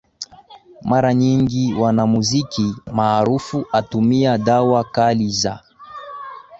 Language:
Swahili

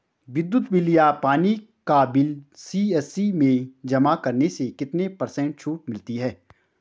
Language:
Hindi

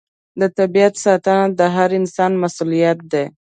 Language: Pashto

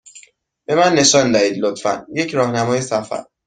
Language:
Persian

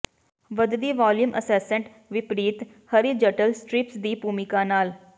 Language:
Punjabi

